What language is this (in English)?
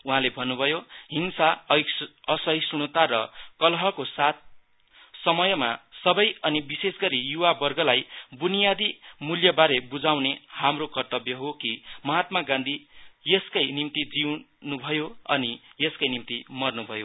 Nepali